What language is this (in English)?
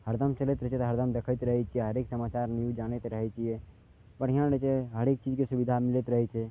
Maithili